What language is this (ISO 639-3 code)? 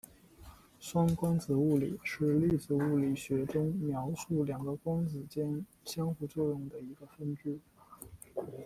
zho